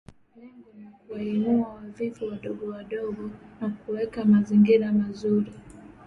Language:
Swahili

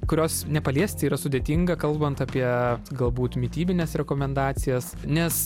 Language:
Lithuanian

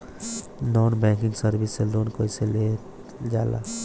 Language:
Bhojpuri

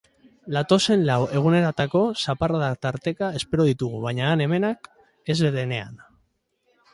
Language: Basque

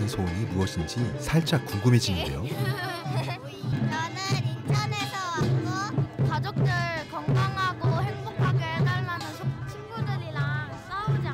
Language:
Korean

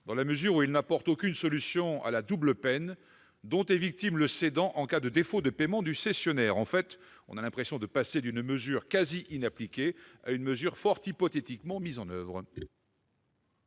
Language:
French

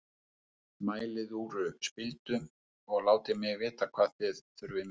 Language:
Icelandic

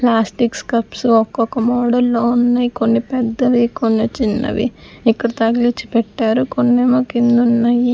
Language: Telugu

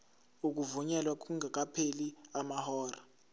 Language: Zulu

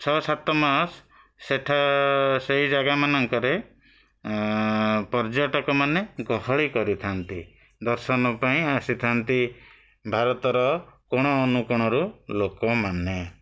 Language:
Odia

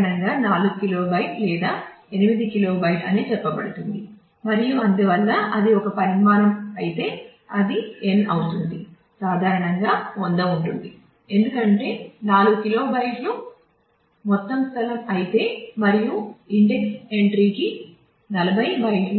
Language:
Telugu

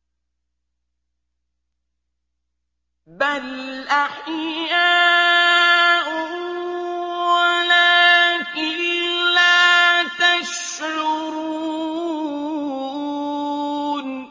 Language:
Arabic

